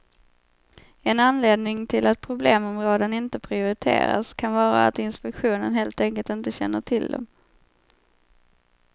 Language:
Swedish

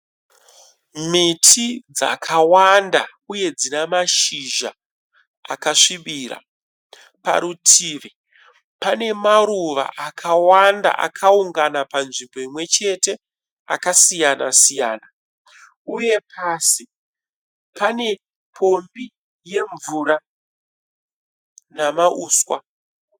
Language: Shona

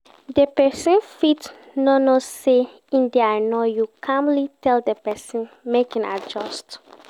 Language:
Nigerian Pidgin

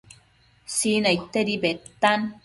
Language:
Matsés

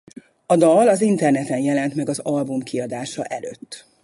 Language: Hungarian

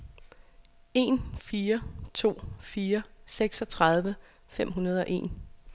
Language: Danish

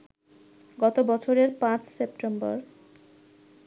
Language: Bangla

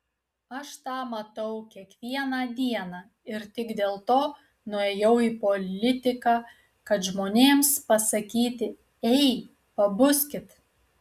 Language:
Lithuanian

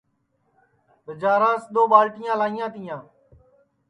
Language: Sansi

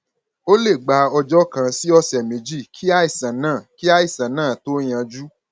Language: Yoruba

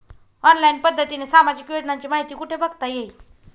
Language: Marathi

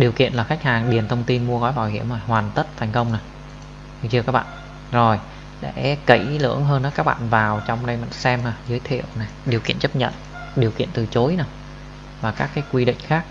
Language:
Vietnamese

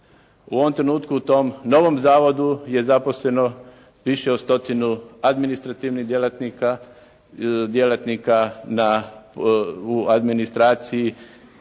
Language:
Croatian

